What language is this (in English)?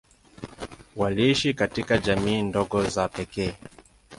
Swahili